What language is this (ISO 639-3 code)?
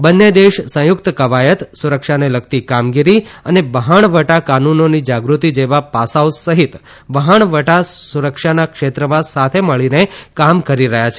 guj